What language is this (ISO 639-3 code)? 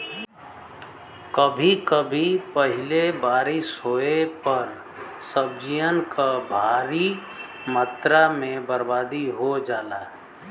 bho